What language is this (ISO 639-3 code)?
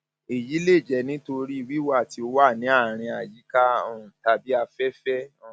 yor